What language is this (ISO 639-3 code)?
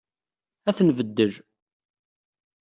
kab